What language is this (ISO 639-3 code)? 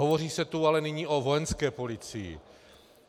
ces